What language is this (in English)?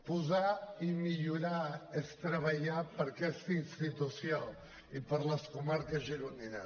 Catalan